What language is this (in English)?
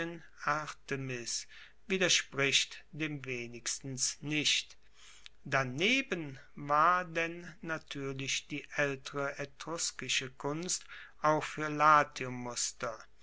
German